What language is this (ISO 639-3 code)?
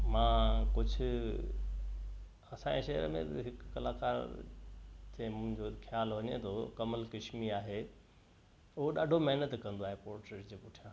snd